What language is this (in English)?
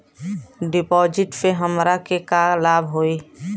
Bhojpuri